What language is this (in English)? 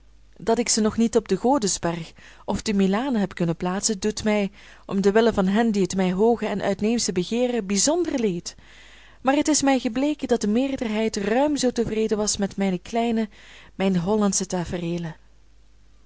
Dutch